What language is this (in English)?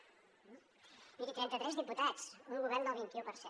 Catalan